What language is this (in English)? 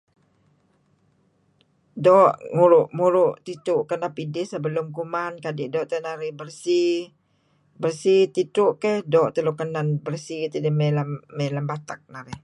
Kelabit